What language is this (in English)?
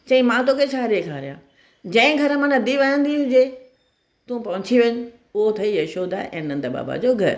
Sindhi